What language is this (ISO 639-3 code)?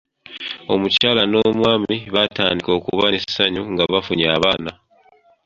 lug